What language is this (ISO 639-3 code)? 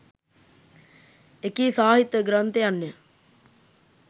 sin